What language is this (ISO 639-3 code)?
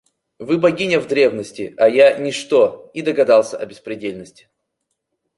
rus